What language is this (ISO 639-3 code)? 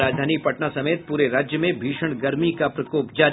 hin